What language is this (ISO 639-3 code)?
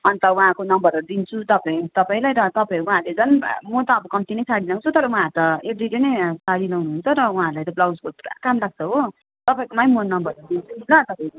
nep